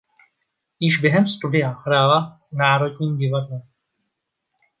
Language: Czech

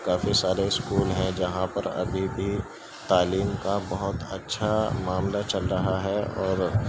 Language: Urdu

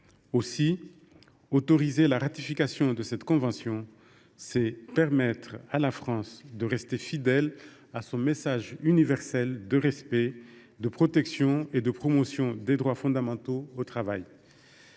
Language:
French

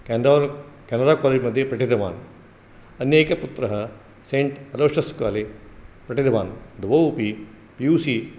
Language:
Sanskrit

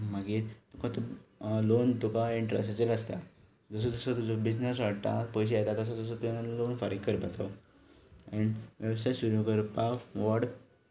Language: Konkani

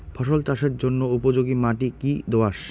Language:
Bangla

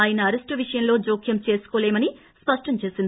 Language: Telugu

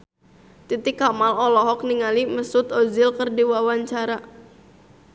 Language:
Sundanese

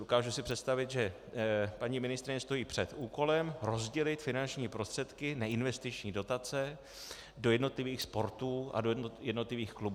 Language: Czech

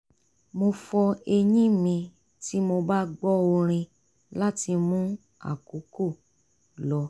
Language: Yoruba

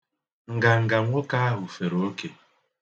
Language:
Igbo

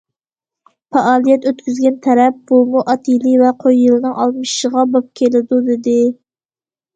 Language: Uyghur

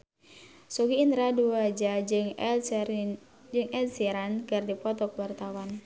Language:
Sundanese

